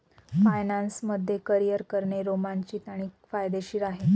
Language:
Marathi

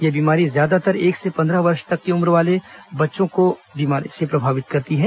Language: Hindi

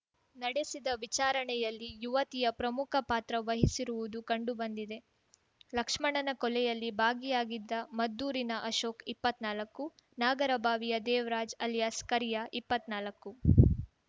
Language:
Kannada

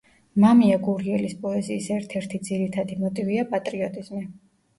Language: Georgian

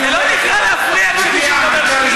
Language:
Hebrew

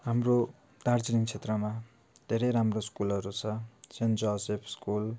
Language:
Nepali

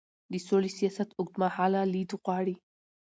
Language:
Pashto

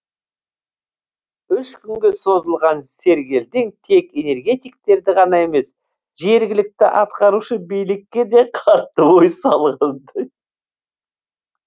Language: Kazakh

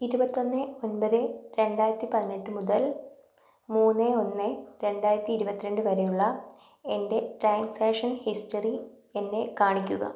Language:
Malayalam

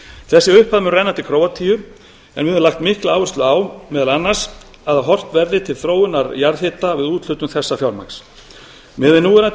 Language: Icelandic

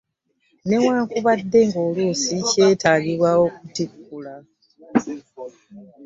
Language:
Ganda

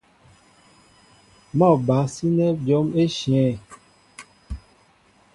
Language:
Mbo (Cameroon)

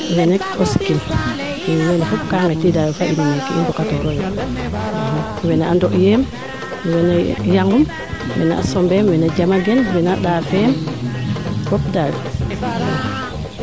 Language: Serer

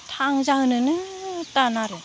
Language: Bodo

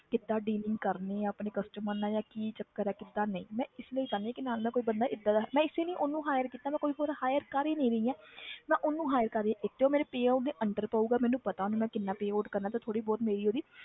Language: Punjabi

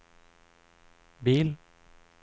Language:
Norwegian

